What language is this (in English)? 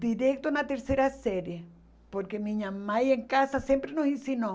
Portuguese